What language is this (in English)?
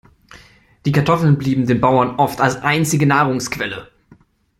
German